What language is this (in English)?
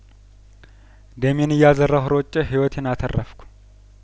Amharic